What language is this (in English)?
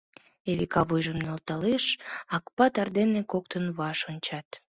Mari